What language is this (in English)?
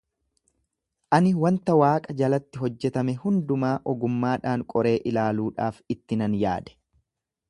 Oromo